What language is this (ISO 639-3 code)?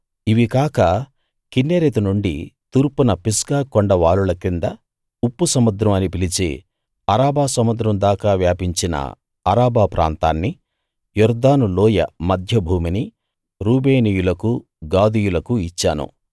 tel